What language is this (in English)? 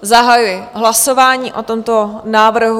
Czech